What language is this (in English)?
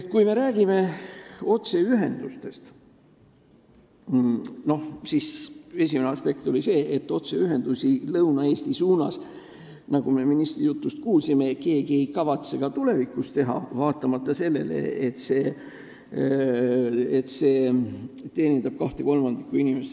Estonian